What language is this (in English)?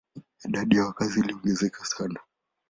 Swahili